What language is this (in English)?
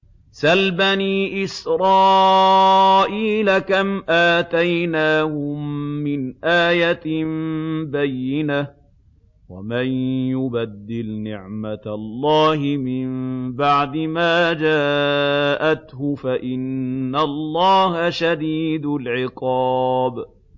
Arabic